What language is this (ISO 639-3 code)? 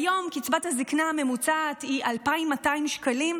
heb